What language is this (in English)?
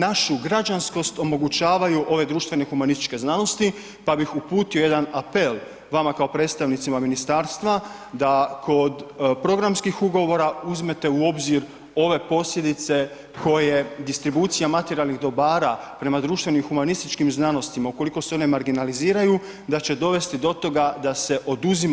Croatian